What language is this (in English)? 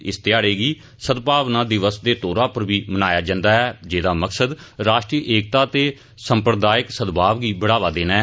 Dogri